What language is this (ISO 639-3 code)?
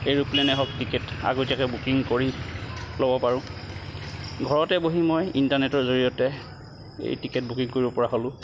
asm